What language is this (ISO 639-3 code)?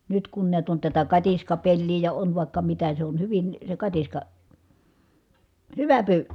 fin